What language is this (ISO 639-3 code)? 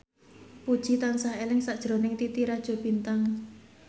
jav